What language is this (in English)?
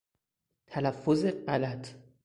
Persian